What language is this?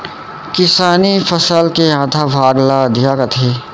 Chhattisgarhi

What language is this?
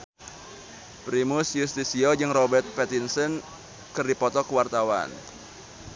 Sundanese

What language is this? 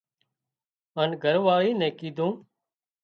Wadiyara Koli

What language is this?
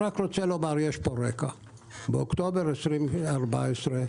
Hebrew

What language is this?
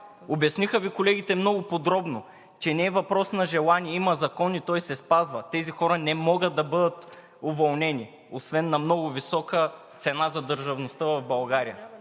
Bulgarian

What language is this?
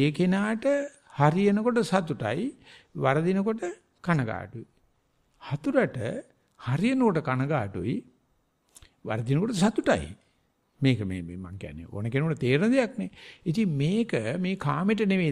Thai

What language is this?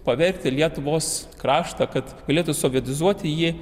Lithuanian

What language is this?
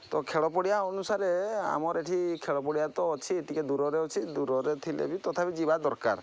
Odia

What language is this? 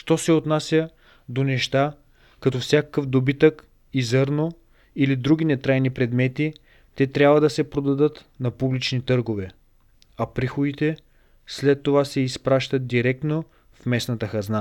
Bulgarian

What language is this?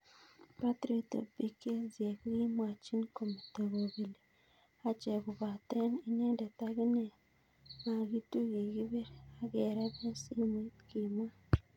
Kalenjin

